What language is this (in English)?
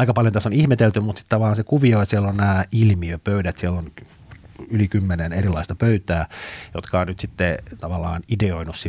Finnish